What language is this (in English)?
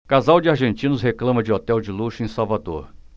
Portuguese